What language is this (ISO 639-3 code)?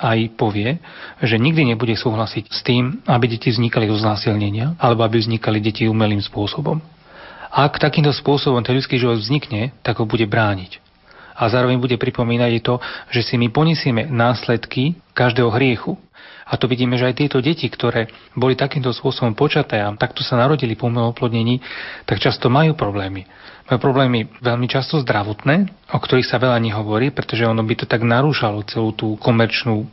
slk